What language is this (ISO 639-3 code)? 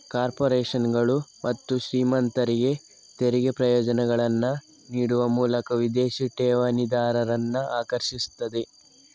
kan